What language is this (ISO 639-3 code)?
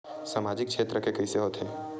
hne